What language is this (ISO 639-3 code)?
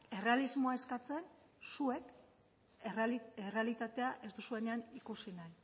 eus